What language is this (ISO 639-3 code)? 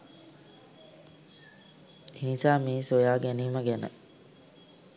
sin